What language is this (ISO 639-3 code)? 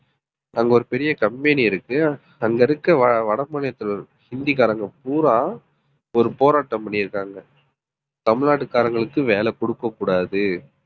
tam